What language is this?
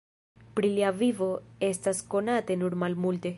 Esperanto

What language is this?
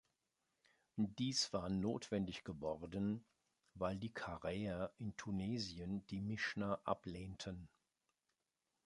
German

